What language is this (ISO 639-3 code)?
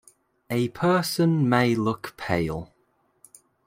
eng